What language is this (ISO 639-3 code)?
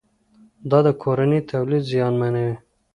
pus